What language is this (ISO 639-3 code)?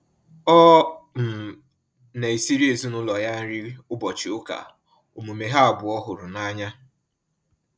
ibo